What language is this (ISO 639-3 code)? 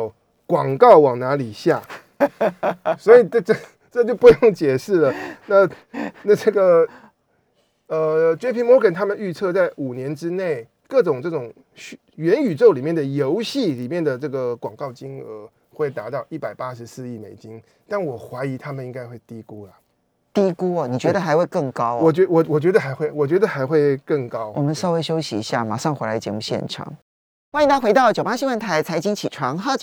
zho